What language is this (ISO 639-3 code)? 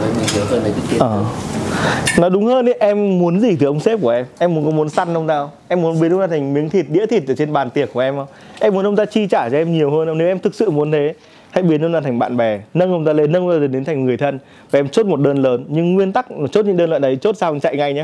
vie